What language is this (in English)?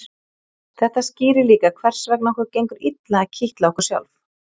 Icelandic